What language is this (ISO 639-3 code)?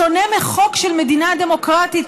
heb